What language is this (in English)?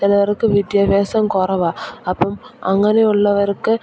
Malayalam